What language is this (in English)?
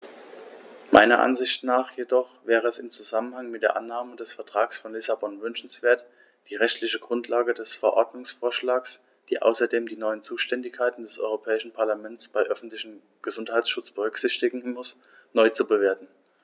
German